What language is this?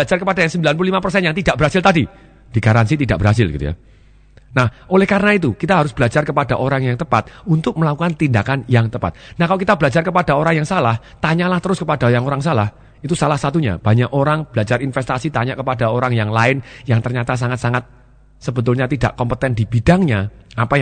Indonesian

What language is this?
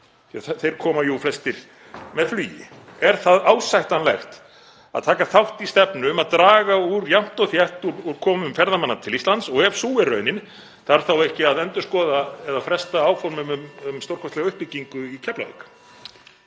Icelandic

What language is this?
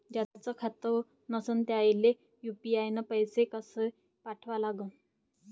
Marathi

